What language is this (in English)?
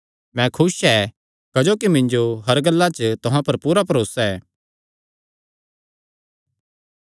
Kangri